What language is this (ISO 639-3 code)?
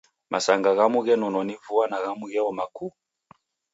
dav